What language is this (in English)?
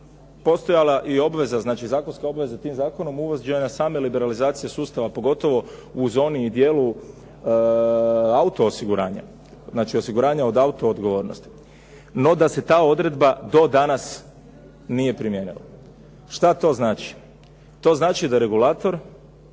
Croatian